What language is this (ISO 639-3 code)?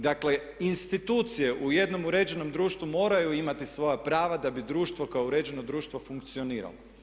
hrv